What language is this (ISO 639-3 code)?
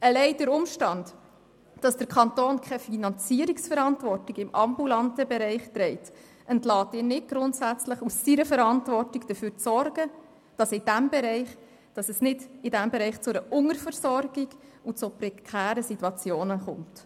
gsw